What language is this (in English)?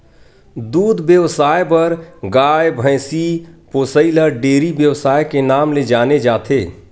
Chhattisgarhi